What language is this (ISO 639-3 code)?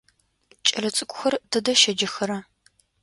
ady